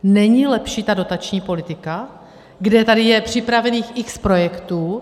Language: Czech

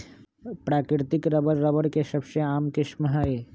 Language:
Magahi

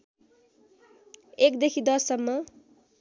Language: Nepali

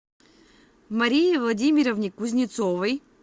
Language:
Russian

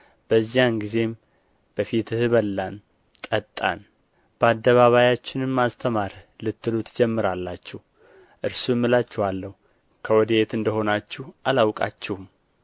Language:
Amharic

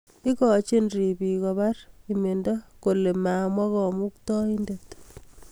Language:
Kalenjin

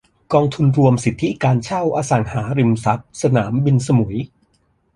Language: Thai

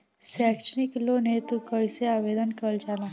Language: Bhojpuri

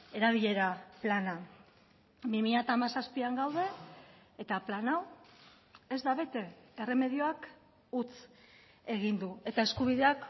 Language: Basque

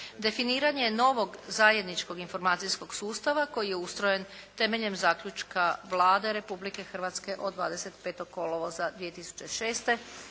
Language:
Croatian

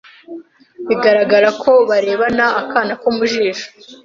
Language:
Kinyarwanda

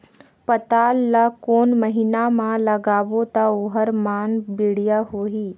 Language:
Chhattisgarhi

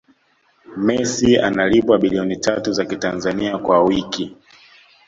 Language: Swahili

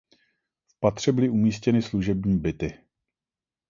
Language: Czech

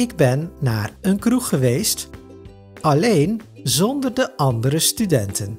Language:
Dutch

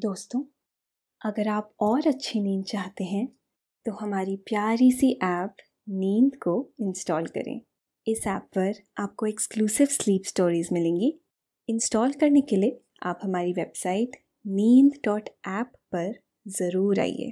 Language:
Hindi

